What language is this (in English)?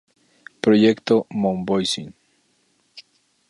Spanish